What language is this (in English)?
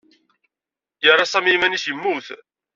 Kabyle